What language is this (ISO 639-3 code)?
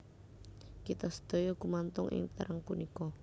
jav